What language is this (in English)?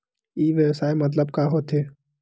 Chhattisgarhi